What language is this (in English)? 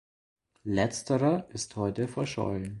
German